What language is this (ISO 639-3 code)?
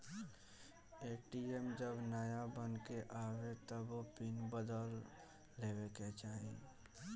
bho